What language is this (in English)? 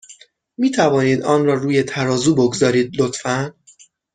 Persian